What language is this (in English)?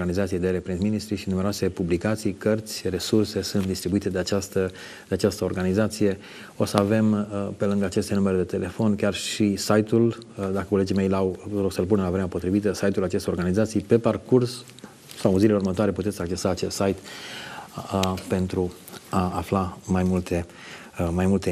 Romanian